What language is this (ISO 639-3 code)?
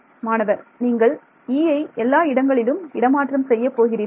tam